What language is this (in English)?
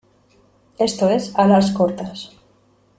Spanish